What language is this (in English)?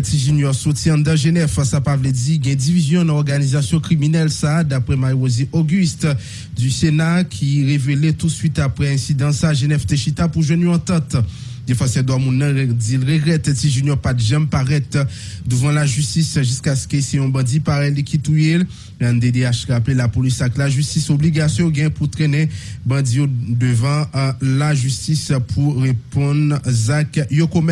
French